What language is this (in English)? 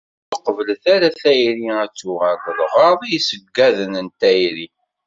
Kabyle